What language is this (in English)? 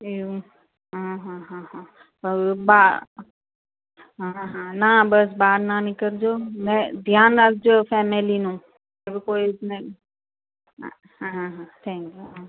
Gujarati